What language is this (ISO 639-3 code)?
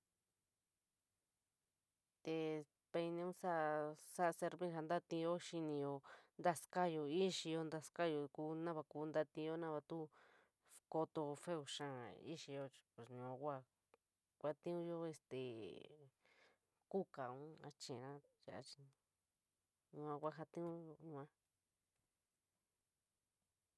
mig